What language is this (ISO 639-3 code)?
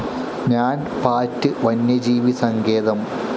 mal